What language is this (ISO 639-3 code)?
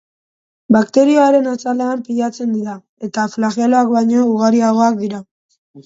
eus